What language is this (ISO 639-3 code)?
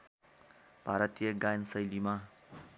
nep